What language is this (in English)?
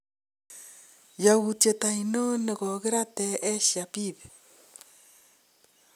Kalenjin